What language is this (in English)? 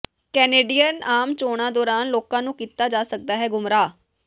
Punjabi